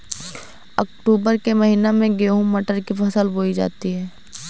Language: Hindi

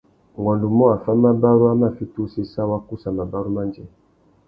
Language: Tuki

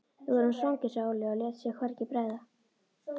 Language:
Icelandic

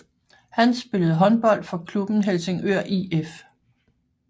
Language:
Danish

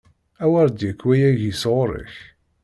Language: Kabyle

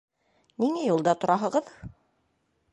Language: Bashkir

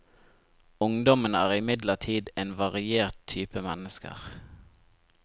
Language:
Norwegian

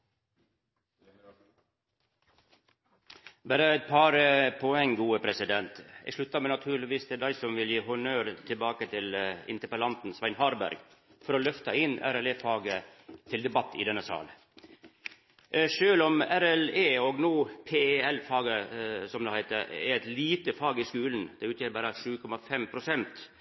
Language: Norwegian Nynorsk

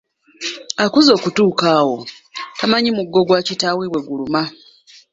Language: Ganda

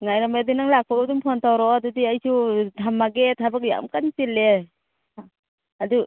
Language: Manipuri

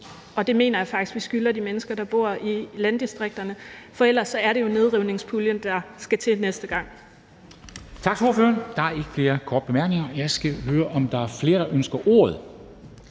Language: Danish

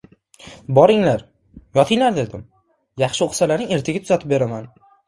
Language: Uzbek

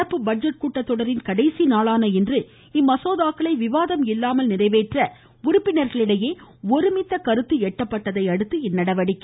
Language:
Tamil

